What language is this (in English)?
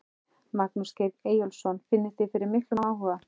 Icelandic